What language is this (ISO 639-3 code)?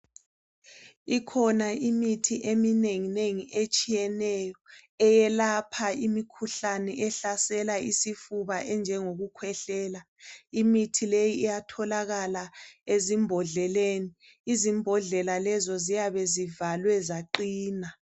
nde